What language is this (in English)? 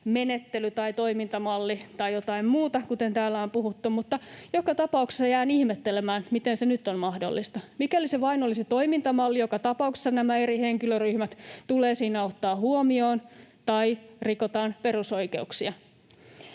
Finnish